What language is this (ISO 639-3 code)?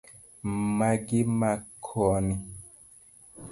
luo